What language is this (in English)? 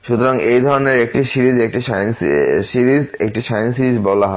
Bangla